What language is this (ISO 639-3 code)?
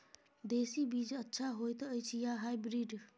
mai